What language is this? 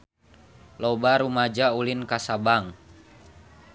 Sundanese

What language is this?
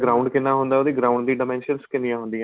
Punjabi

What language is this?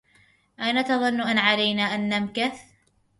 Arabic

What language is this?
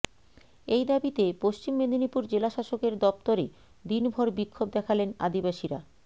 Bangla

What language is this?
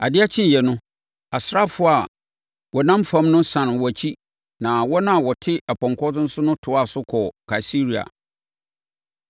Akan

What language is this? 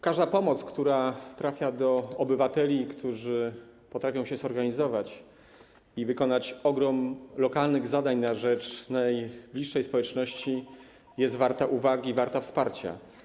Polish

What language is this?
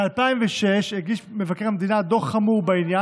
Hebrew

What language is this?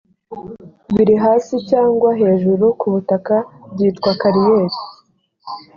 Kinyarwanda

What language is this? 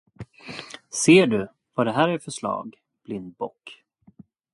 Swedish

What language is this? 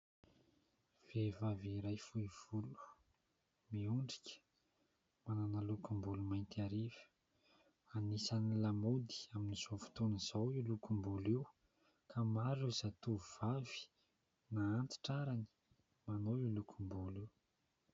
Malagasy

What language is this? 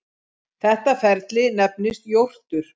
Icelandic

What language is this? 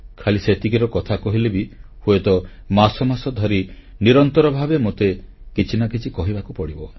Odia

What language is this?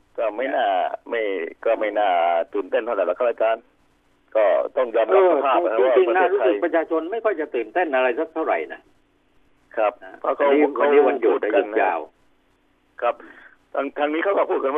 Thai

